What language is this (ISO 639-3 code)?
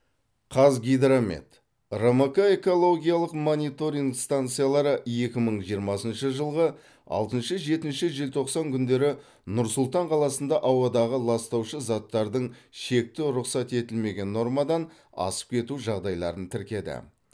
kaz